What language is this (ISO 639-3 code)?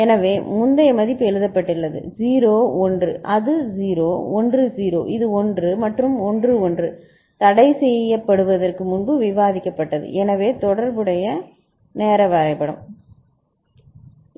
tam